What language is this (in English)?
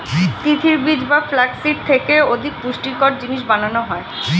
Bangla